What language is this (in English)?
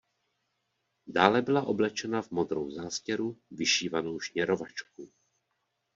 Czech